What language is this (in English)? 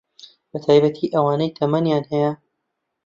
Central Kurdish